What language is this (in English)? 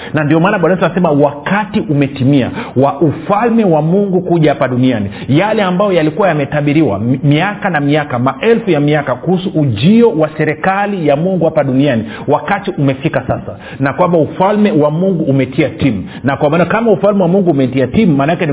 Swahili